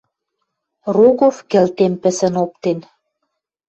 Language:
Western Mari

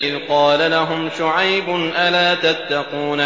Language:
Arabic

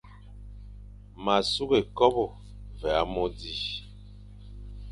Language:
Fang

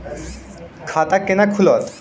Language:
Maithili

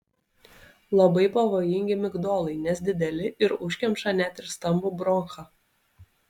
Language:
Lithuanian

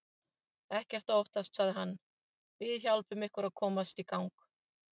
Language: Icelandic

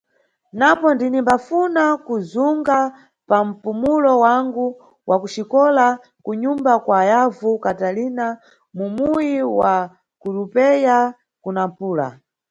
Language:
Nyungwe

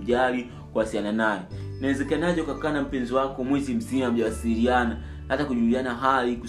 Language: Swahili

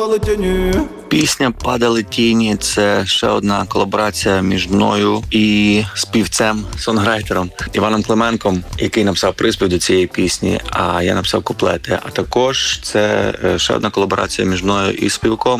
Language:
Ukrainian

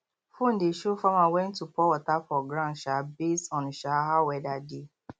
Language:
Nigerian Pidgin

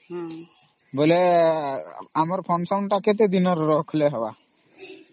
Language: Odia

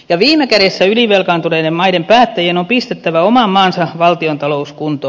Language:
Finnish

